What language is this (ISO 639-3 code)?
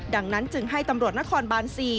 tha